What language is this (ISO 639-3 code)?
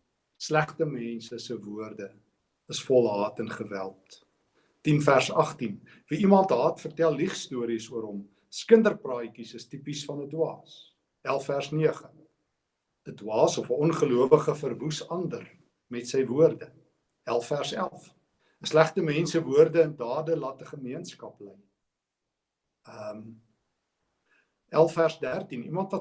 nld